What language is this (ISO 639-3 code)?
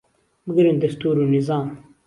ckb